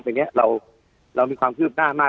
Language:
Thai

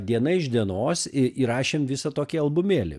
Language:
Lithuanian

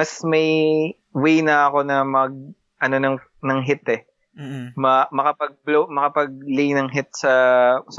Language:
Filipino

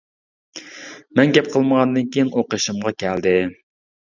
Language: Uyghur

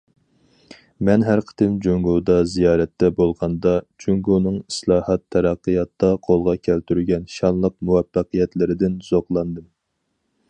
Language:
Uyghur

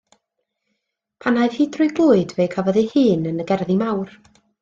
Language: Welsh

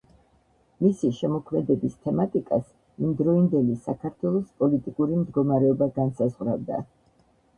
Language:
Georgian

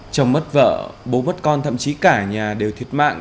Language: Vietnamese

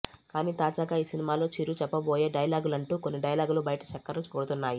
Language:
Telugu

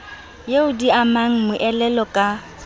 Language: Southern Sotho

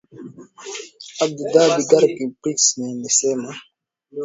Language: Swahili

